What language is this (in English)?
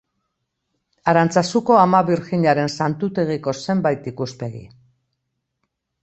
Basque